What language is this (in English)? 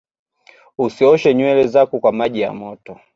Swahili